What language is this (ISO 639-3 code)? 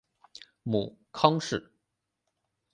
zho